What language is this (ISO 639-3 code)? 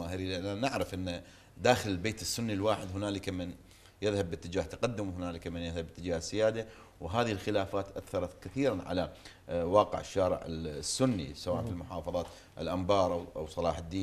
ara